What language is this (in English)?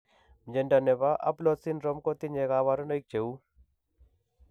Kalenjin